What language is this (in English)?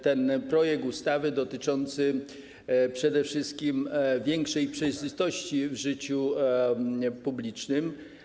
Polish